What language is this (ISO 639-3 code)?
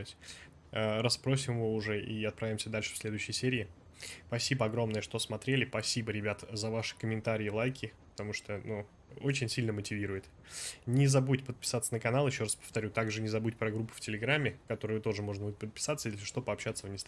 rus